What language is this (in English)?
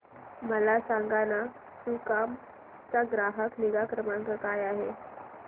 Marathi